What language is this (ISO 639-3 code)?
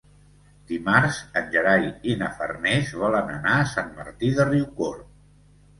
cat